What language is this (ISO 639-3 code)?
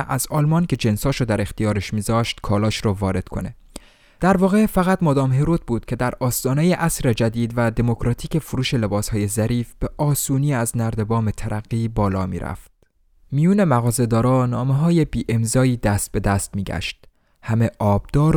fas